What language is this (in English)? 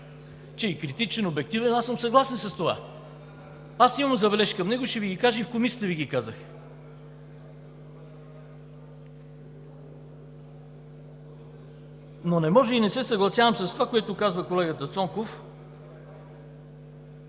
Bulgarian